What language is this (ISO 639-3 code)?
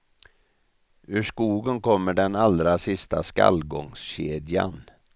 swe